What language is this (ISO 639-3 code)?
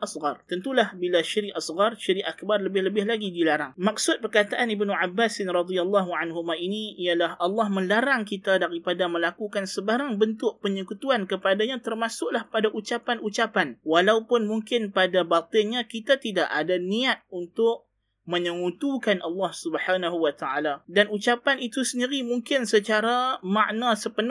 msa